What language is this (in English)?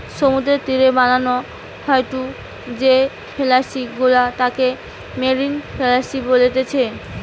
Bangla